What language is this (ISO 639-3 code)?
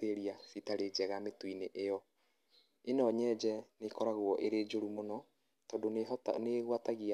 kik